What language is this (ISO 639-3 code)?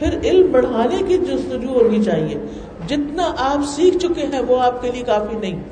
urd